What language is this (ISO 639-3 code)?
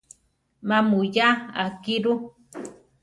tar